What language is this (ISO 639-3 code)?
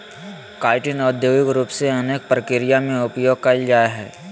mag